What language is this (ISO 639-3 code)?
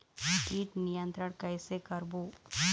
hne